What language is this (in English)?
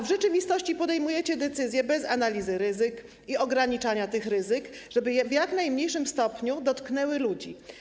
Polish